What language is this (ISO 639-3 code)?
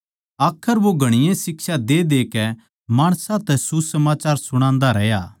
bgc